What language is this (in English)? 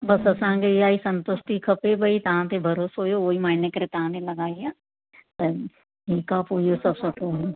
Sindhi